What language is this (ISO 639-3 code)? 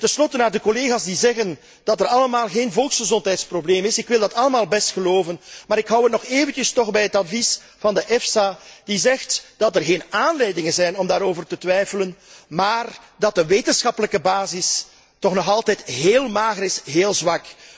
nld